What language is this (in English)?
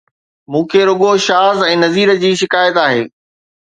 Sindhi